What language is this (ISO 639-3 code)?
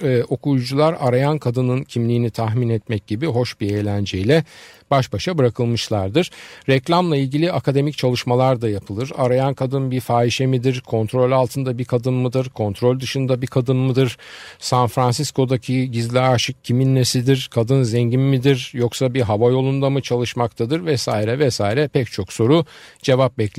tur